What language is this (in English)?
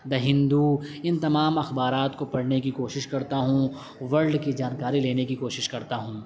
Urdu